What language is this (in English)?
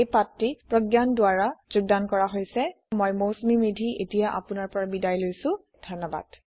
Assamese